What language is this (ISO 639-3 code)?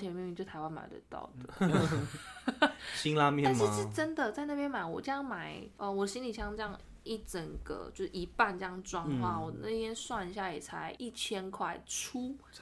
zho